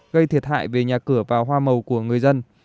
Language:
Vietnamese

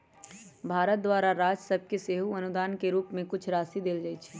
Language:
Magahi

